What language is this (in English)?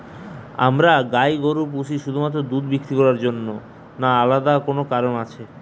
Bangla